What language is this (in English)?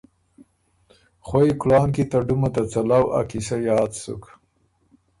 Ormuri